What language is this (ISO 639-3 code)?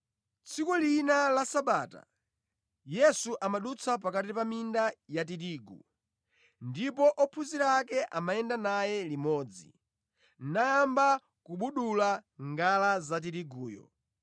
nya